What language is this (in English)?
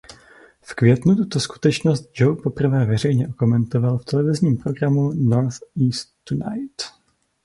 Czech